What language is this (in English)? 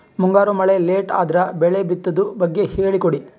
Kannada